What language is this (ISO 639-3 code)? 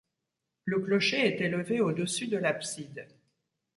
fra